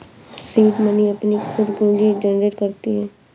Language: Hindi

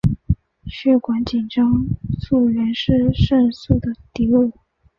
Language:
Chinese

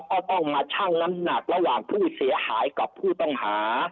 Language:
Thai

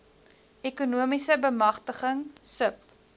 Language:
Afrikaans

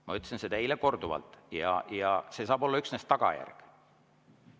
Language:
Estonian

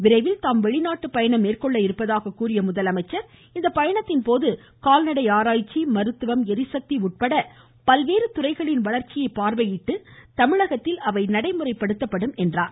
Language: Tamil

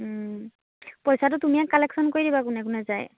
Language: Assamese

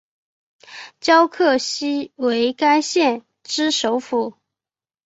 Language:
Chinese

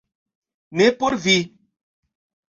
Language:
Esperanto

